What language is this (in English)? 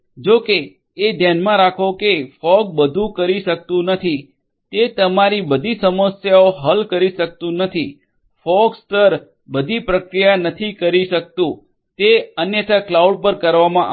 Gujarati